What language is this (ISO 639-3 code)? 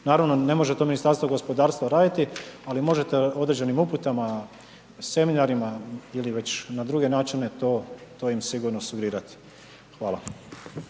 hrv